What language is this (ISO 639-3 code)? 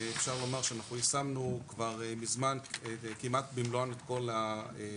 heb